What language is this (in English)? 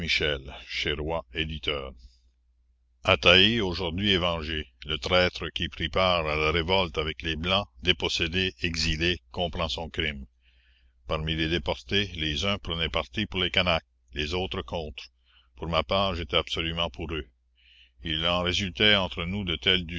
French